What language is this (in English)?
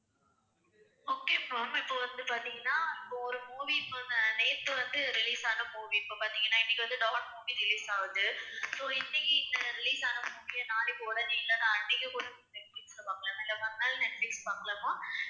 Tamil